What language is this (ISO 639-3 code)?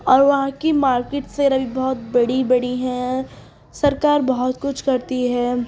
urd